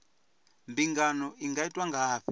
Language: Venda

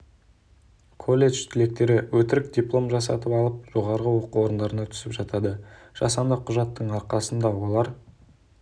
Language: Kazakh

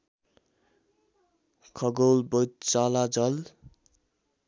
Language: Nepali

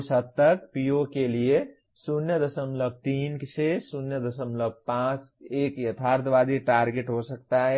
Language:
Hindi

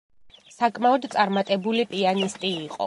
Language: Georgian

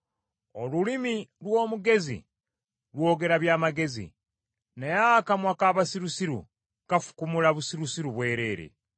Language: Ganda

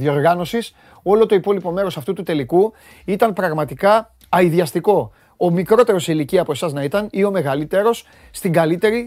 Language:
Greek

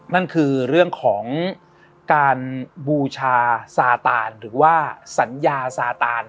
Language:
Thai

